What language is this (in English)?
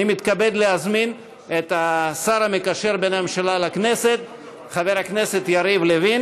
Hebrew